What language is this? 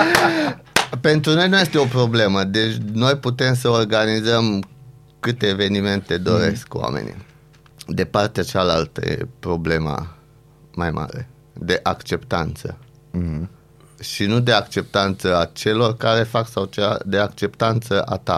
Romanian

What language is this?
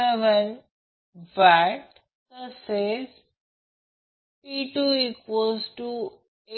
Marathi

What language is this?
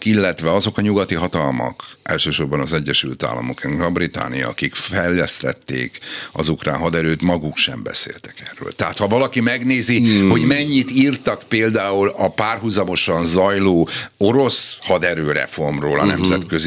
Hungarian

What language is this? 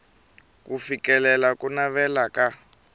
Tsonga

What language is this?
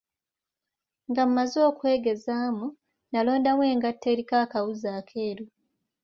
Ganda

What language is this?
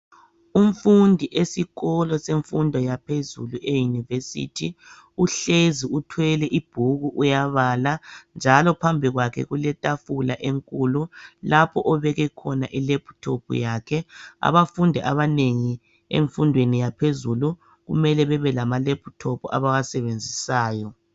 North Ndebele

